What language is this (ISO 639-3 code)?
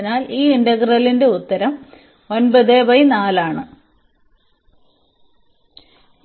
mal